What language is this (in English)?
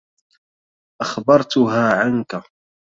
Arabic